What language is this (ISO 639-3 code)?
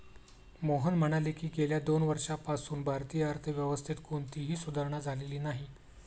mar